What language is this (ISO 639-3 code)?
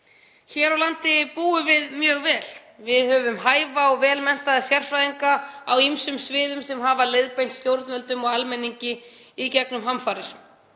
isl